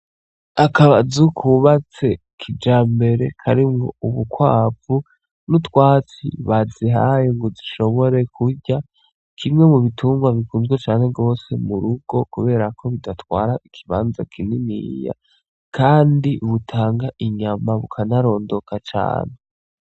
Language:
Rundi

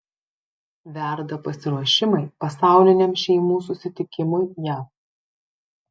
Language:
Lithuanian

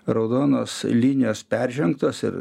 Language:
Lithuanian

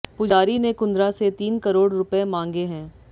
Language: Hindi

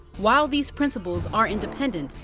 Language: English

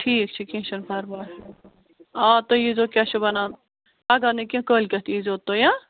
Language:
Kashmiri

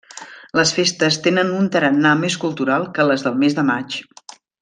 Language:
Catalan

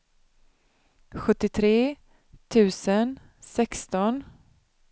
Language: Swedish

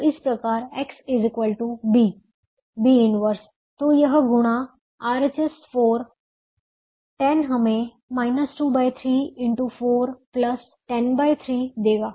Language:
Hindi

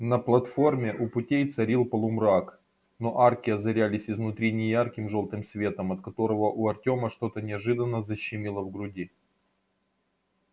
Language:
Russian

